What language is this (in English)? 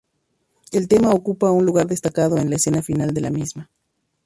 Spanish